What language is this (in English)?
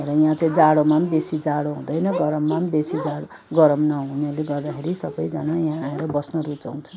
Nepali